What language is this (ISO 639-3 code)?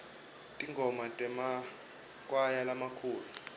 ssw